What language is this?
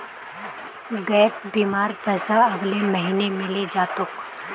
Magahi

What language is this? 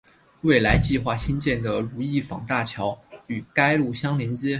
Chinese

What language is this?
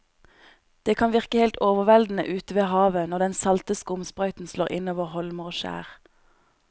Norwegian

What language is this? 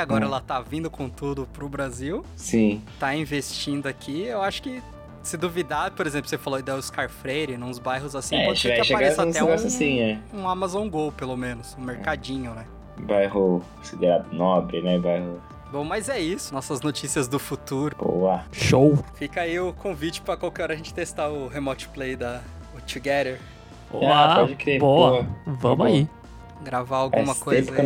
Portuguese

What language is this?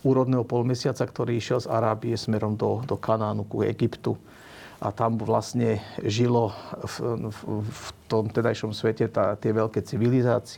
Slovak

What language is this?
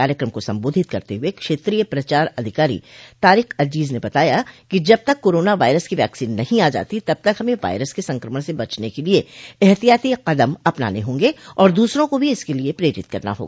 Hindi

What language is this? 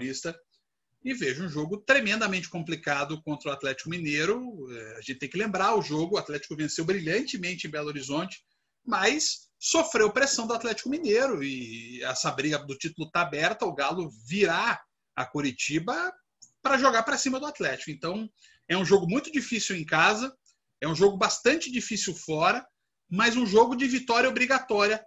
Portuguese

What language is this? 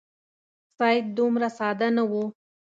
Pashto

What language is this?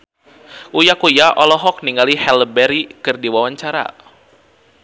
Sundanese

